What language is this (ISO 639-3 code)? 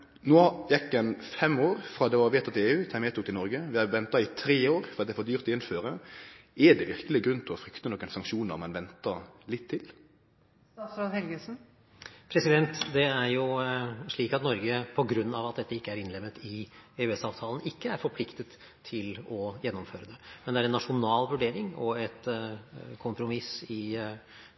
nor